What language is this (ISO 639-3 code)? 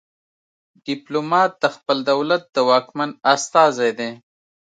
pus